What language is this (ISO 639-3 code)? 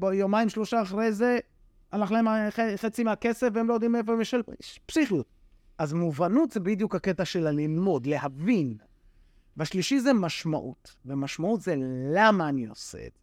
heb